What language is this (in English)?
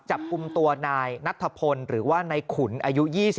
Thai